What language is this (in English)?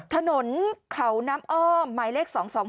Thai